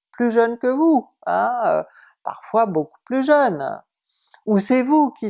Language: French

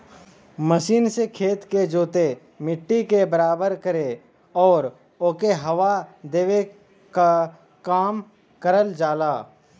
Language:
Bhojpuri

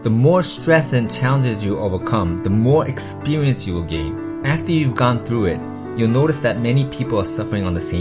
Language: English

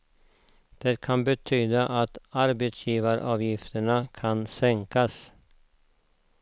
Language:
Swedish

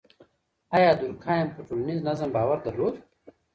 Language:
Pashto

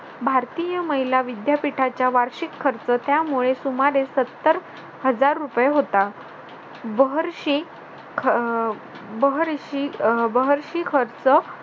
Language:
Marathi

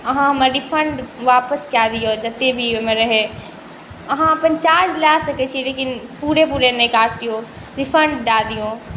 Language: Maithili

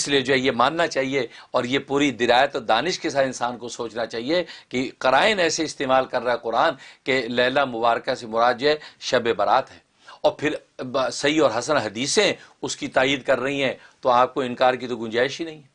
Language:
Urdu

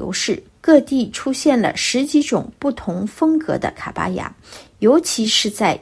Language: Chinese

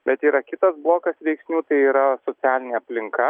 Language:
Lithuanian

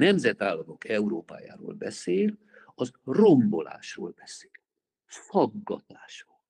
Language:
Hungarian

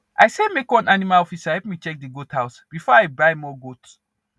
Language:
Nigerian Pidgin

